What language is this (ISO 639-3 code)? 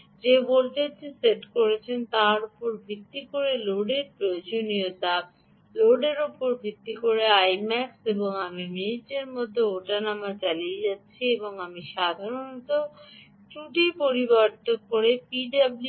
ben